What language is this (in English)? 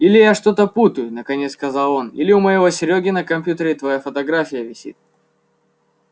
Russian